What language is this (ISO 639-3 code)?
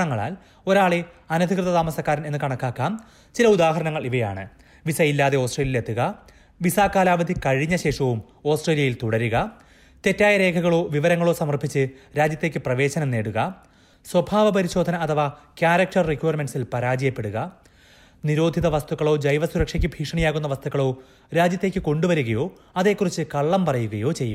mal